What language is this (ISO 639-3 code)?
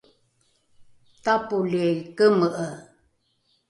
dru